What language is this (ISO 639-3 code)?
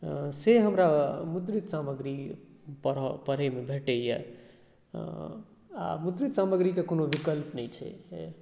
mai